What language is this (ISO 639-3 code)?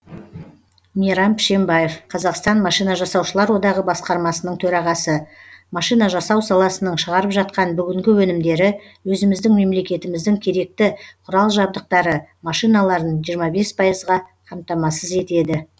kaz